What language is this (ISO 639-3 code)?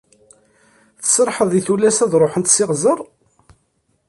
kab